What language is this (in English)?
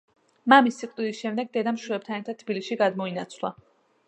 Georgian